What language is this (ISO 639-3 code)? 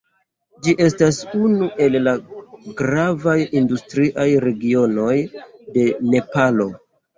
epo